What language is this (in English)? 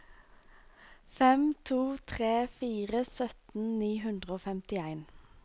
Norwegian